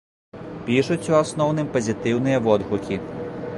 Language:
Belarusian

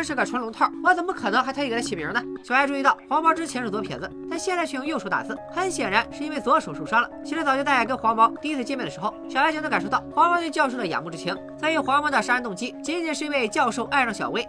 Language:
Chinese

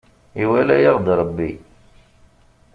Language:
Kabyle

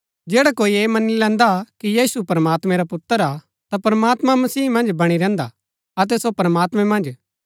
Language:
Gaddi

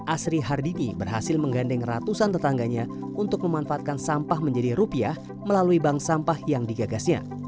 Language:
Indonesian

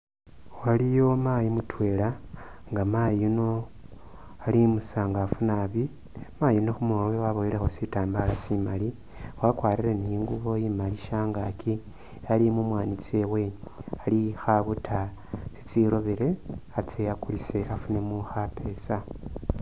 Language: Masaaba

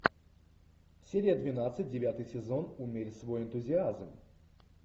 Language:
Russian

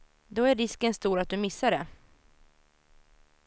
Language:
Swedish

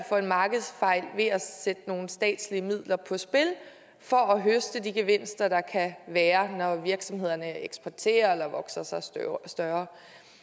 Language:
Danish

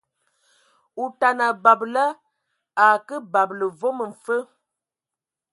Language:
Ewondo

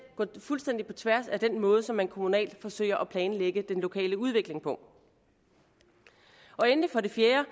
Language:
Danish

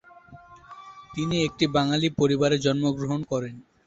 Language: Bangla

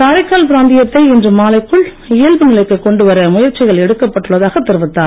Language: Tamil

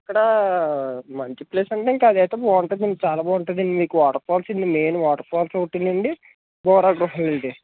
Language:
Telugu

